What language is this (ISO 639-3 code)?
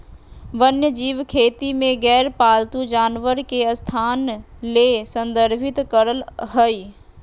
mag